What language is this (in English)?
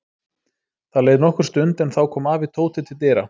Icelandic